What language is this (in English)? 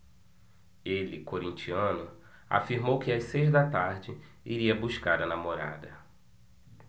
Portuguese